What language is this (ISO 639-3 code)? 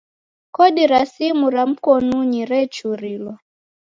dav